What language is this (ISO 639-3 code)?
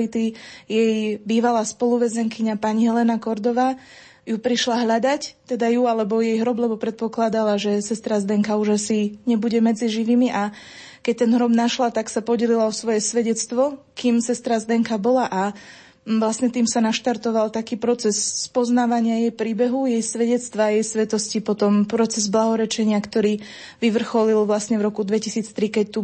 slk